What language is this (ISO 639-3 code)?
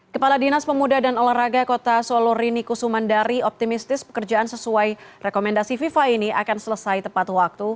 ind